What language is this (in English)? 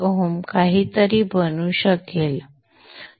Marathi